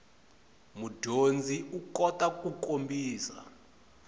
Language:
Tsonga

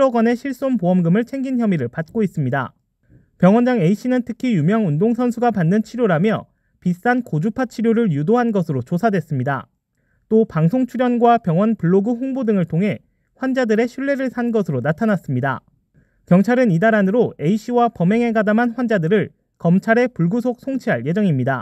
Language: Korean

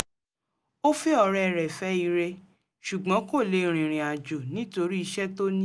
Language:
Yoruba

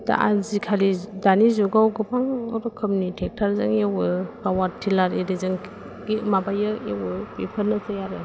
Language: Bodo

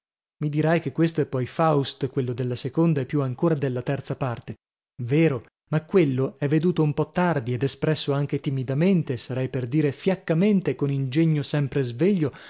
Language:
Italian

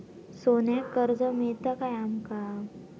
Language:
Marathi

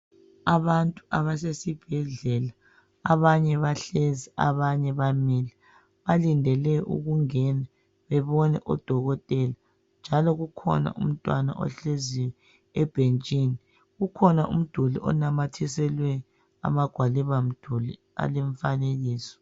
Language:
North Ndebele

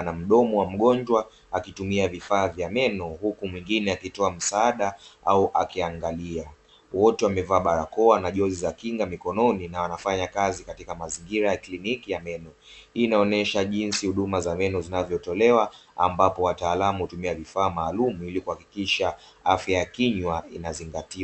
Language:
Swahili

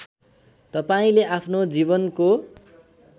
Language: Nepali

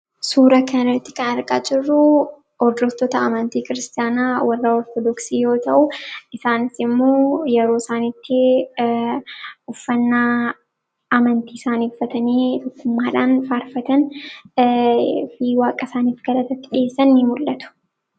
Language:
Oromo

